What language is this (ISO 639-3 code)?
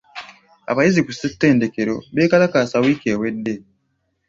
lug